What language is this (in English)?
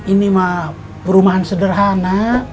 Indonesian